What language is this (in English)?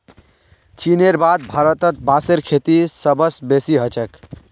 Magahi